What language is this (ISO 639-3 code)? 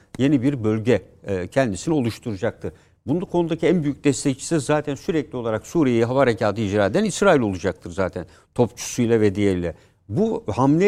tur